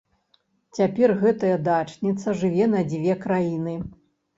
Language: Belarusian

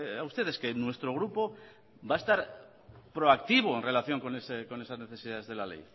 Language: Spanish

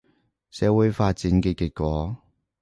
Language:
Cantonese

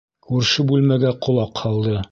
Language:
Bashkir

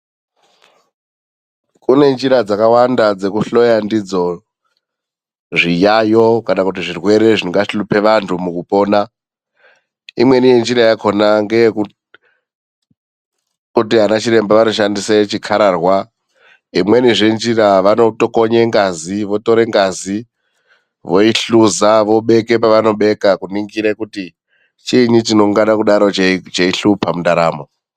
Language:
Ndau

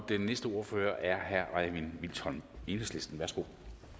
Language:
Danish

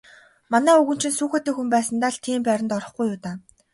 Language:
Mongolian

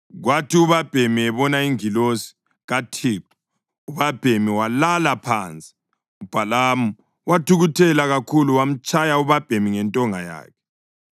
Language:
North Ndebele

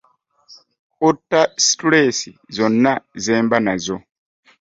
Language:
Ganda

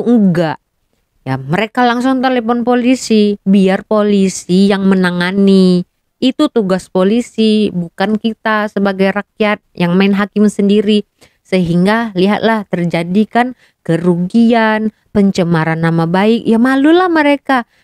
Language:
Indonesian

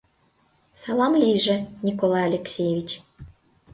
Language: Mari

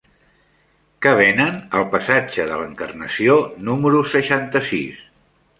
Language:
Catalan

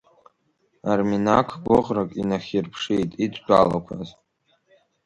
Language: Abkhazian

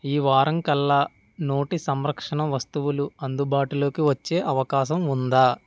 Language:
Telugu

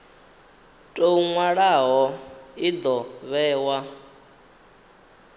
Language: Venda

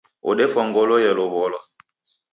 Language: Taita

